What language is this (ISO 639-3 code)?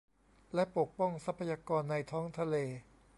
tha